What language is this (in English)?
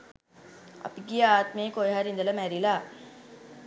Sinhala